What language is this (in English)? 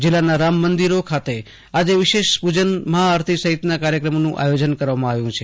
Gujarati